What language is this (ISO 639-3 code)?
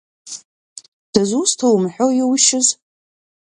abk